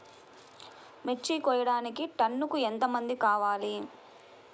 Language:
Telugu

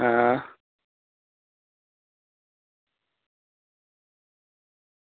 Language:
Dogri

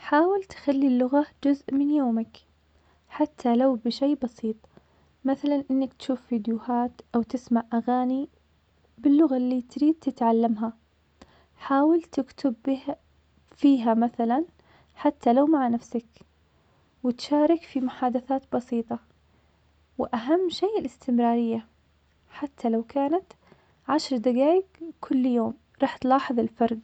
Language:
Omani Arabic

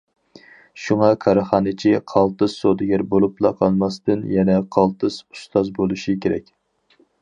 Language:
Uyghur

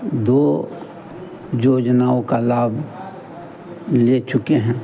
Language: Hindi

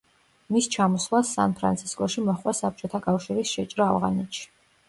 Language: Georgian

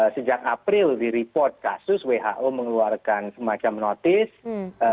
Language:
Indonesian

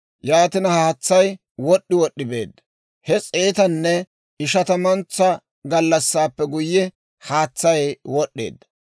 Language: Dawro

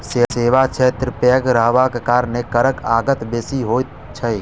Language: Maithili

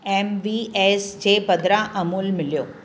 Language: Sindhi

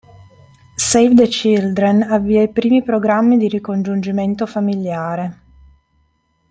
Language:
Italian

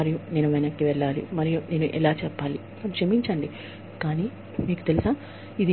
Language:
Telugu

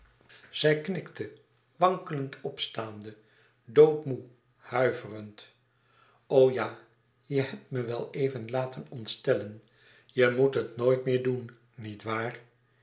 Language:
Dutch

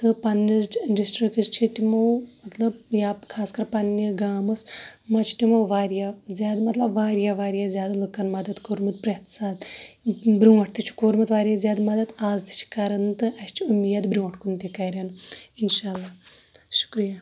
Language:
Kashmiri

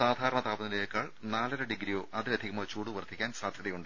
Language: Malayalam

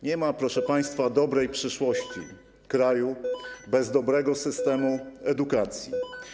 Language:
Polish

